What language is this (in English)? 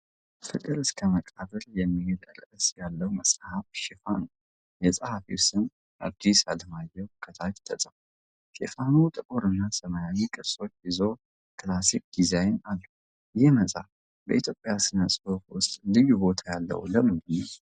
Amharic